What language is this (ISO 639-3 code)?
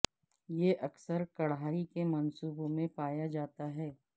urd